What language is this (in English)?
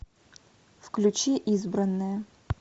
Russian